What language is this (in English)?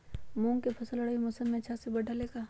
Magahi